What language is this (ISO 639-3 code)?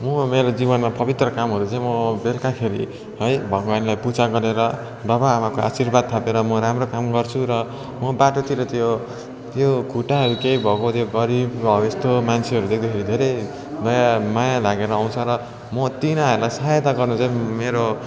nep